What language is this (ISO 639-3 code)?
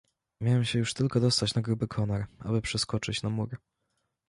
pol